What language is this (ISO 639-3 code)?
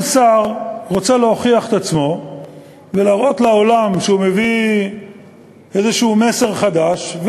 heb